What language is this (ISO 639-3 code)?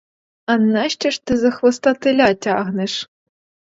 ukr